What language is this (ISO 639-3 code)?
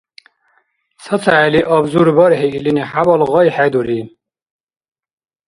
dar